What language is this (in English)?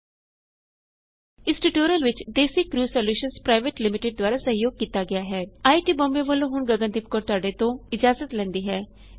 Punjabi